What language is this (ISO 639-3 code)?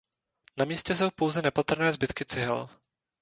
ces